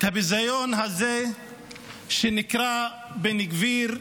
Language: Hebrew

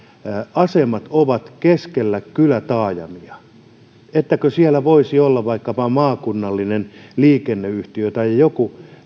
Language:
Finnish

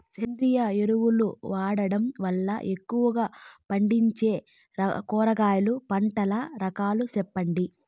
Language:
Telugu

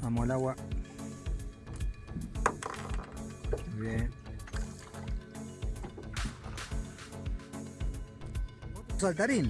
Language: Spanish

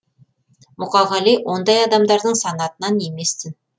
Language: Kazakh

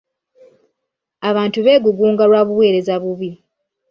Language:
Ganda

